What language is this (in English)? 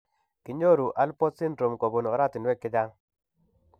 Kalenjin